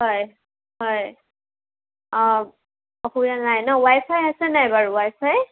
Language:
Assamese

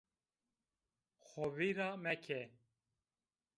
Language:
Zaza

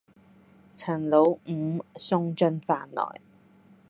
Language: Cantonese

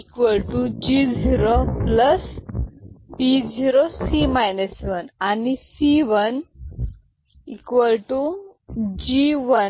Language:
Marathi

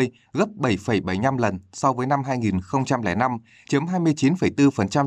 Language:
Vietnamese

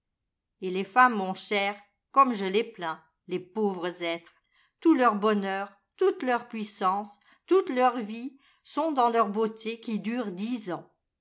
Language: French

